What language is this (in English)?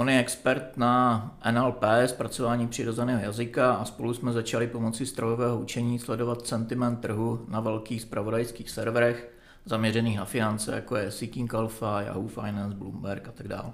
Czech